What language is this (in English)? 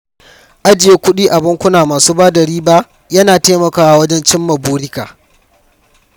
Hausa